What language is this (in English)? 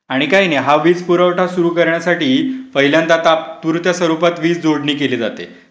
Marathi